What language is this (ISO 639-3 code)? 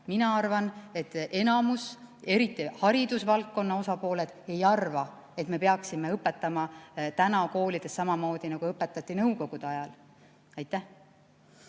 est